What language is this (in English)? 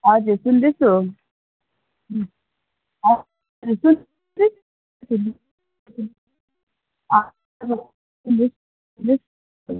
Nepali